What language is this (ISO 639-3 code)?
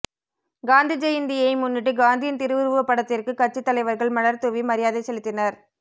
tam